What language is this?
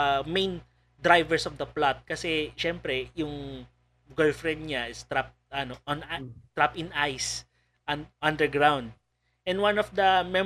Filipino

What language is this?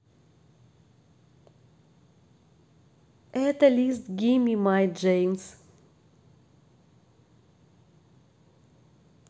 Russian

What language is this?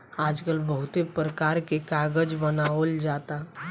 Bhojpuri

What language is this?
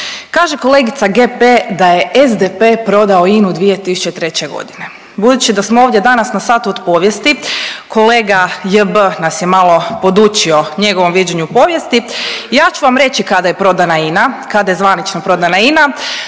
Croatian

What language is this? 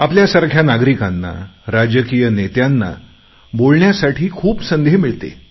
Marathi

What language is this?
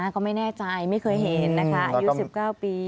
Thai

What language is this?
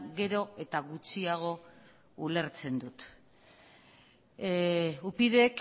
Basque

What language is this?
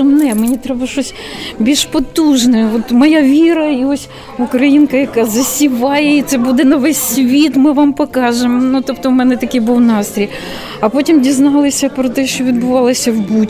Ukrainian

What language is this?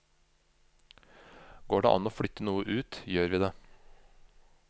Norwegian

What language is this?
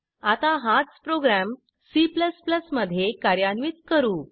Marathi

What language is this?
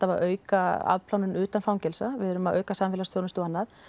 Icelandic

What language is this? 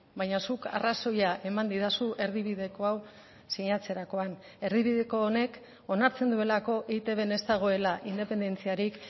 Basque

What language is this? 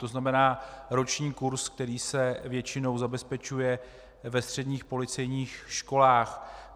Czech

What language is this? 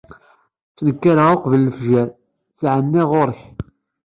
Kabyle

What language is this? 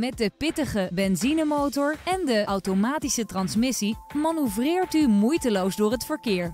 Dutch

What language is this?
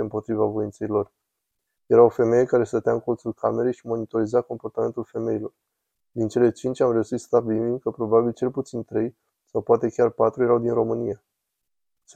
Romanian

